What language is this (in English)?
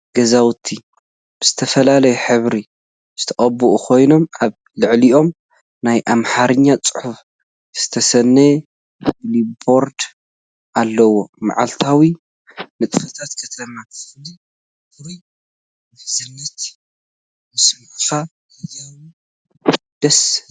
Tigrinya